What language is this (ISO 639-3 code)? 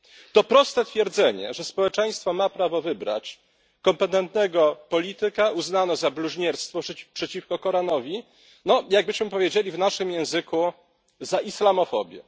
pol